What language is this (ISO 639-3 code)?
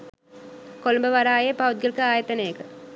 sin